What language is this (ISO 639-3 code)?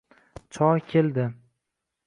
uzb